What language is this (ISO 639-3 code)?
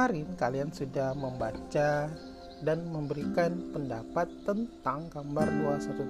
ind